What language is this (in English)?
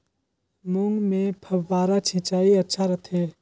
Chhattisgarhi